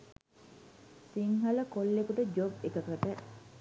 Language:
Sinhala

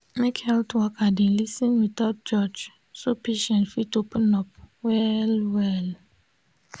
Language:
Nigerian Pidgin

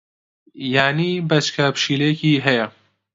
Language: Central Kurdish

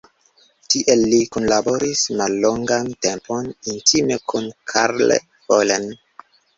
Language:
Esperanto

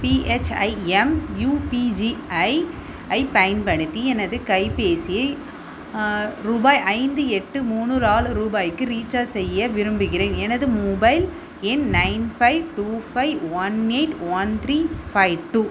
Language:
Tamil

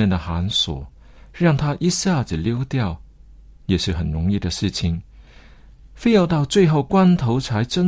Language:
Chinese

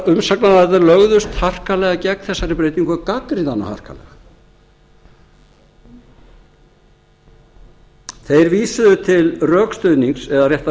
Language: Icelandic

